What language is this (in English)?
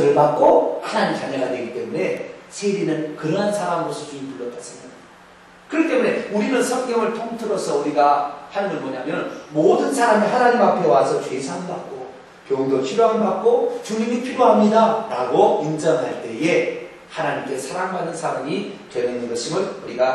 Korean